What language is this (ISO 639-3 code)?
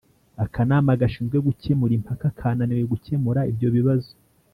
kin